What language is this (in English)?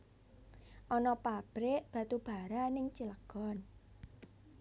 Javanese